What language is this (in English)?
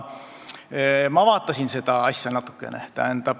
Estonian